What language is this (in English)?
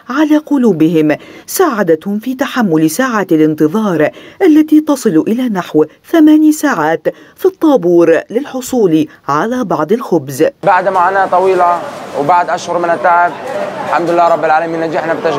Arabic